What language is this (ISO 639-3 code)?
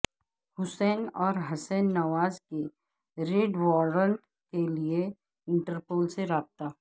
urd